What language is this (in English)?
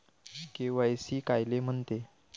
Marathi